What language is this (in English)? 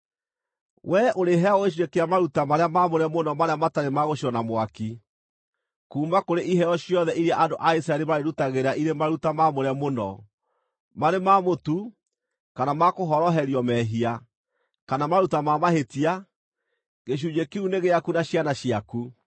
Kikuyu